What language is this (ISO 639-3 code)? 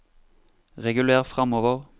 nor